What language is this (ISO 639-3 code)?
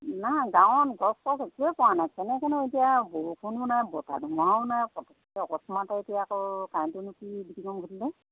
asm